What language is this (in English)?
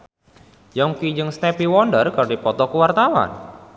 Sundanese